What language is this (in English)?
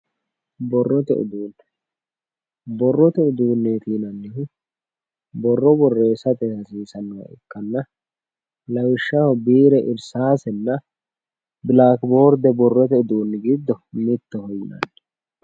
Sidamo